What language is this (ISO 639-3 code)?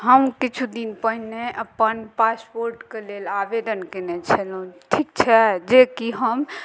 mai